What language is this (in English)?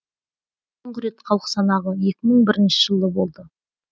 Kazakh